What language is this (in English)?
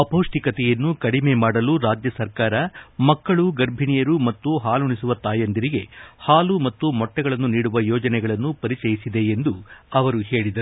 Kannada